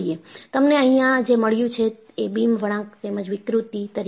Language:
Gujarati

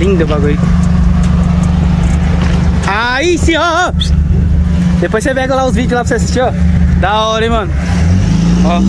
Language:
Portuguese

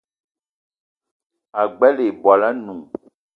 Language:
Eton (Cameroon)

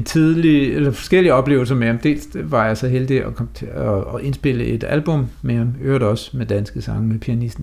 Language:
Danish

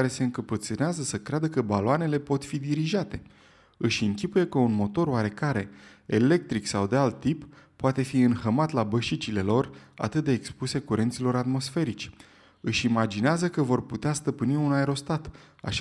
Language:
Romanian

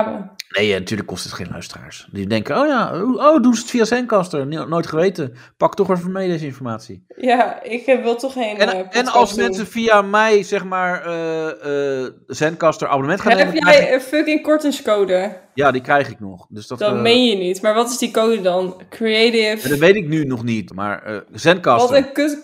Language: Dutch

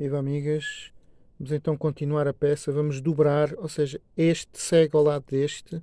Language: Portuguese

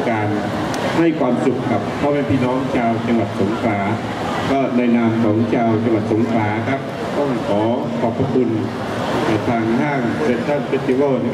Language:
Thai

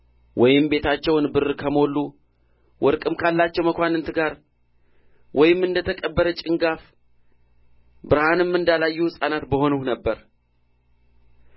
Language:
Amharic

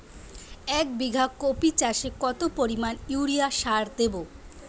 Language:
Bangla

